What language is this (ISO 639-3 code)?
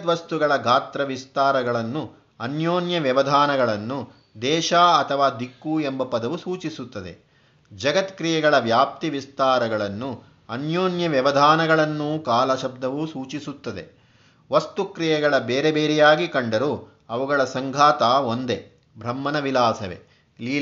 kan